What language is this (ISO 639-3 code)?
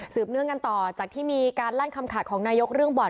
tha